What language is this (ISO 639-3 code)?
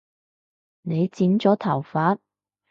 yue